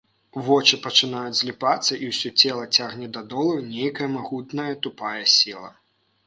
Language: Belarusian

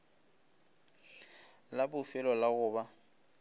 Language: Northern Sotho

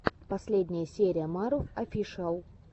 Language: Russian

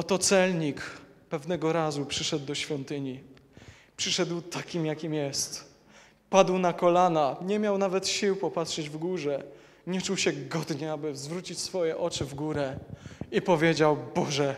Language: Polish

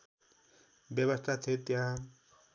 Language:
Nepali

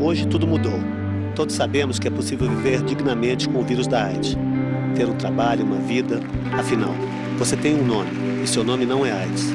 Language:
Portuguese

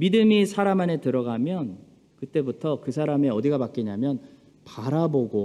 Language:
Korean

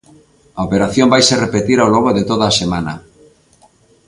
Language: Galician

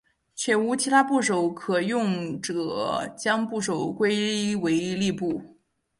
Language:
Chinese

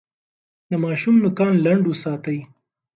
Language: Pashto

